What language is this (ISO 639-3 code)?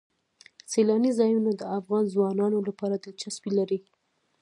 pus